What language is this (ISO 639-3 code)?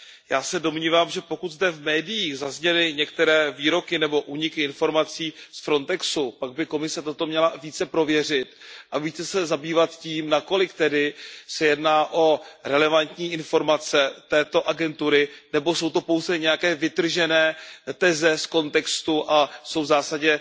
ces